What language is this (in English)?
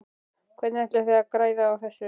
Icelandic